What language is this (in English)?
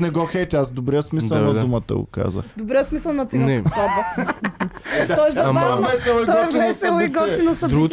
Bulgarian